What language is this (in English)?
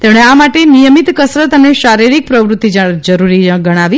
Gujarati